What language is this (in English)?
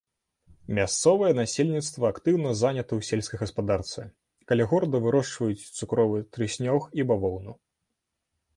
Belarusian